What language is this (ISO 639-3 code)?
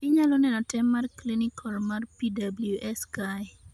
luo